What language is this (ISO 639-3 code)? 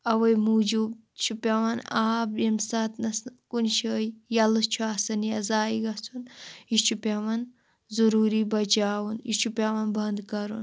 kas